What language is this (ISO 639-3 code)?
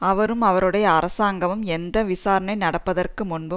tam